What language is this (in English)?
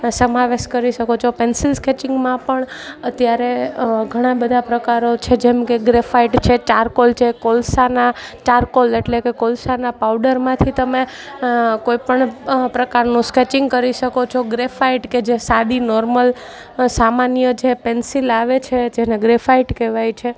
Gujarati